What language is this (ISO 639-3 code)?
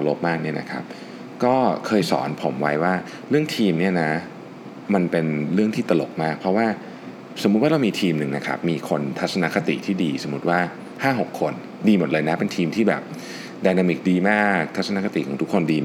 tha